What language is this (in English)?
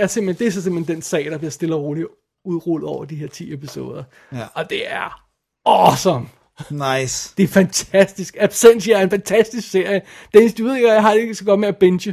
Danish